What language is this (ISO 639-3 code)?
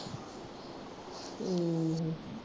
pan